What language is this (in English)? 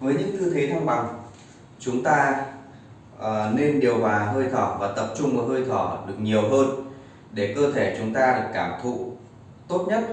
Vietnamese